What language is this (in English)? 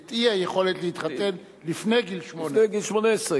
Hebrew